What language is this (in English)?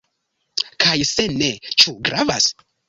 Esperanto